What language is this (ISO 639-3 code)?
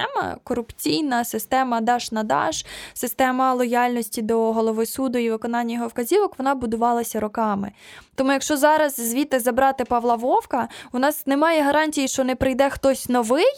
ukr